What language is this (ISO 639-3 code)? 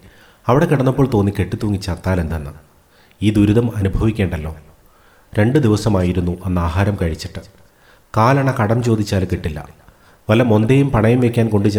mal